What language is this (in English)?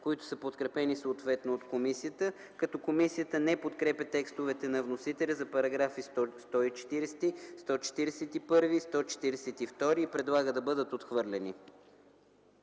Bulgarian